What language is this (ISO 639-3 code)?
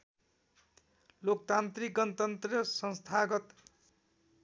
nep